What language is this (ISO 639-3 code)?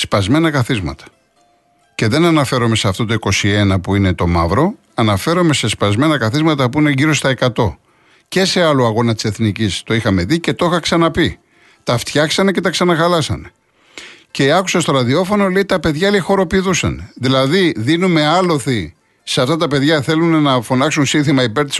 ell